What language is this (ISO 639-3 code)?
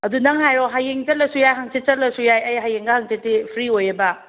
mni